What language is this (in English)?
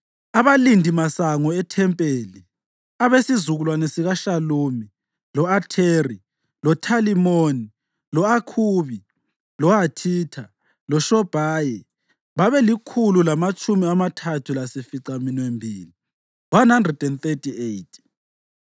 North Ndebele